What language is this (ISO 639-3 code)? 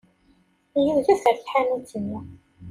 kab